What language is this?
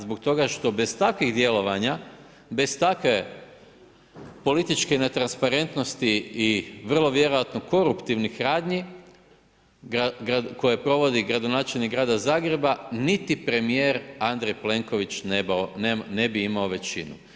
Croatian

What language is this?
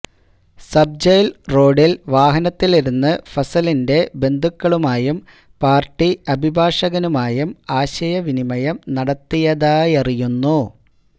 Malayalam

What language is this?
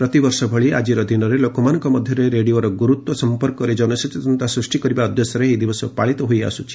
Odia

